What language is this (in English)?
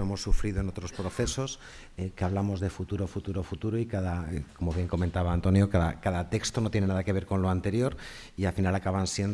Spanish